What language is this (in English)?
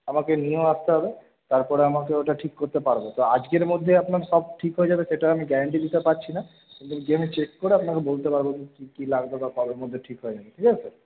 Bangla